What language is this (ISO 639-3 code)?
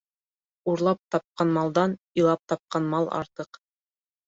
bak